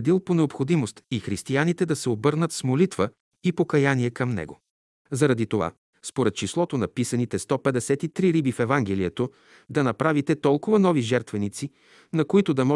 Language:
Bulgarian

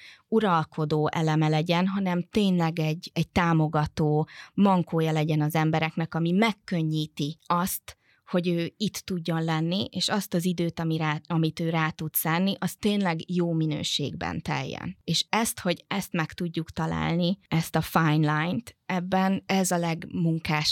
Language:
Hungarian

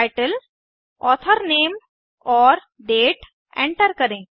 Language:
Hindi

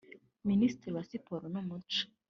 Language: Kinyarwanda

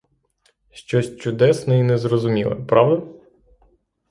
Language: Ukrainian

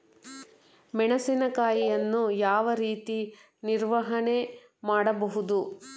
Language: Kannada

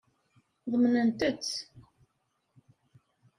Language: Kabyle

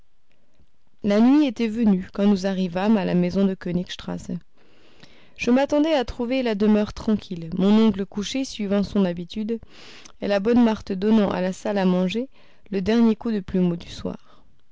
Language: French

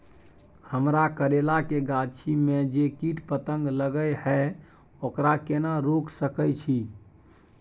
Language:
Maithili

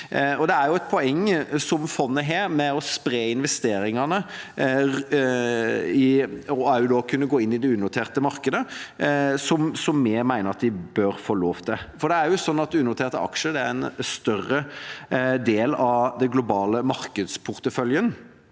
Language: Norwegian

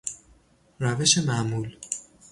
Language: Persian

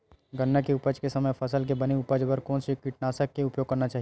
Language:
Chhattisgarhi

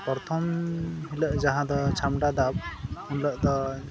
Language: Santali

